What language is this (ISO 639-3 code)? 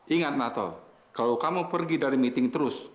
ind